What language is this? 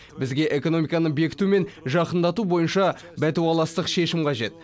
Kazakh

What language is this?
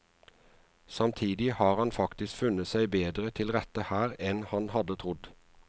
Norwegian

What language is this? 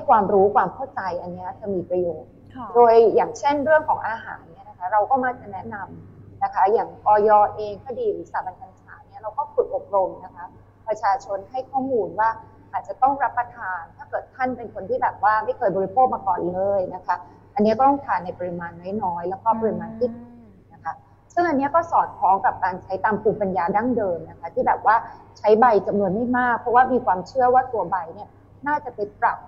Thai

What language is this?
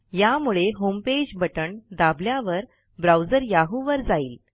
Marathi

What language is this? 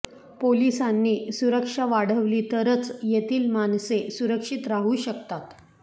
Marathi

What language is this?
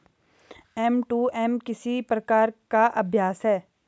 Hindi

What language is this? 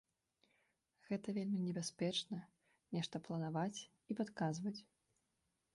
Belarusian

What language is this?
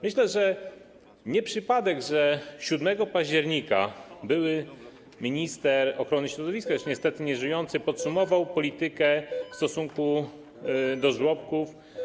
Polish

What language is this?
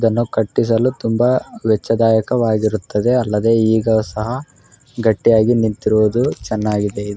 Kannada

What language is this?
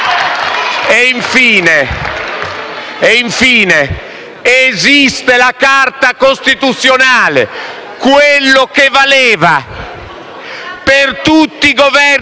Italian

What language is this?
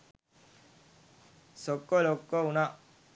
Sinhala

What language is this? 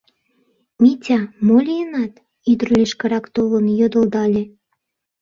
Mari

